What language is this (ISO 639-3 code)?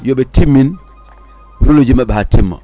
ful